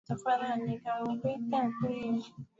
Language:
Swahili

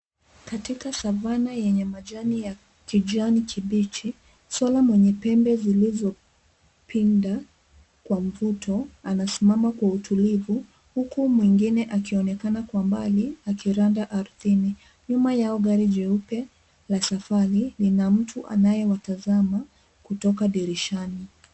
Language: Swahili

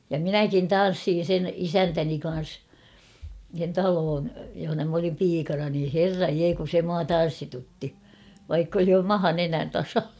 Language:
Finnish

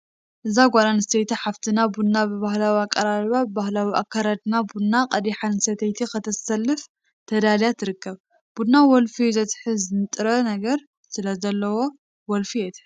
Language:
Tigrinya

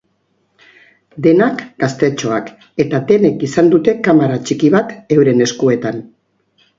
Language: Basque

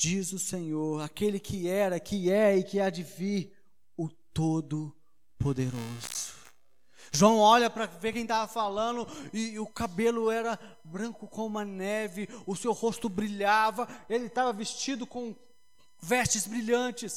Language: Portuguese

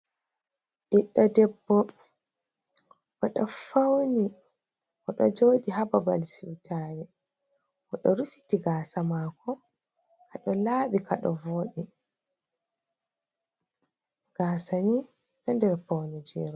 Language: Fula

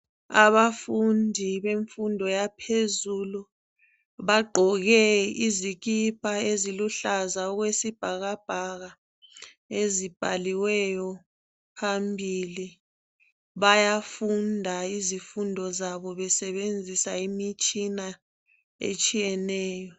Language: North Ndebele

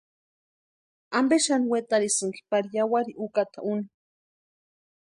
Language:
Western Highland Purepecha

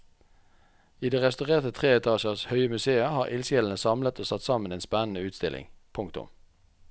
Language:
Norwegian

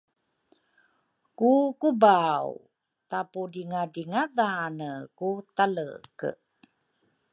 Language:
Rukai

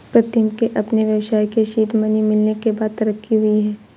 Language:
Hindi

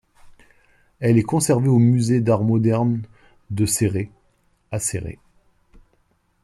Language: French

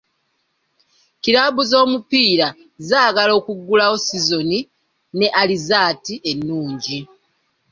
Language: Ganda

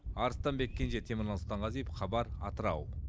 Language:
Kazakh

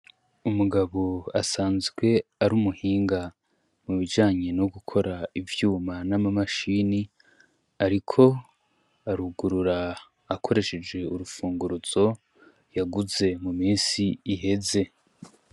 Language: Rundi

